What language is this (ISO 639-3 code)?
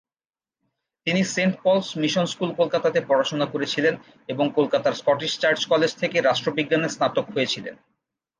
ben